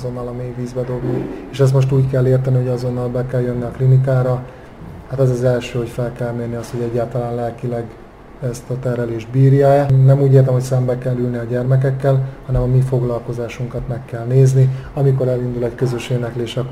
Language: Hungarian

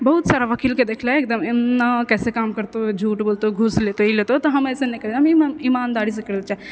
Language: Maithili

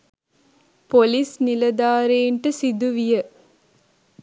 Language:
Sinhala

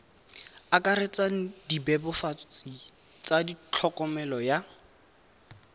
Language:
Tswana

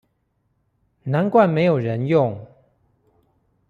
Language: Chinese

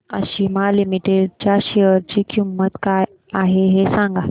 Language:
Marathi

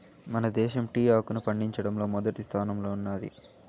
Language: Telugu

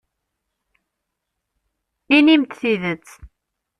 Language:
Kabyle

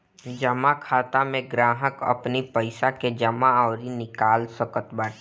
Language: Bhojpuri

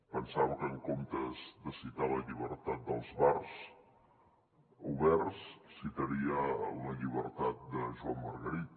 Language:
Catalan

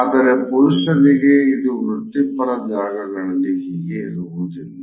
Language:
Kannada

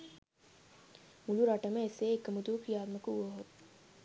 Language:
Sinhala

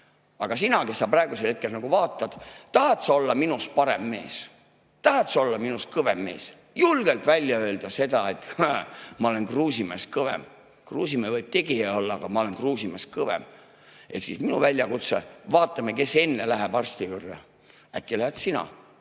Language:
Estonian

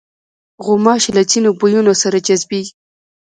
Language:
Pashto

